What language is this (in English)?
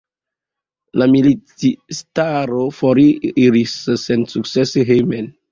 Esperanto